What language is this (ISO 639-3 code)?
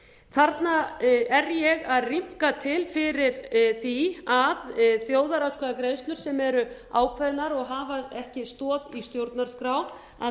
isl